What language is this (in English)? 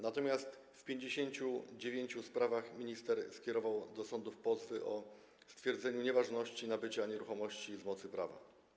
Polish